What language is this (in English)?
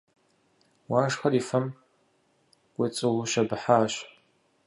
Kabardian